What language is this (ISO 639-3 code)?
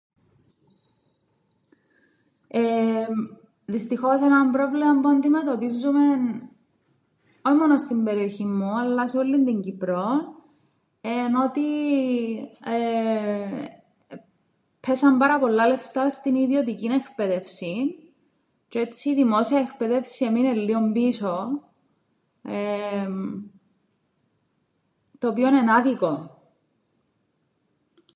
ell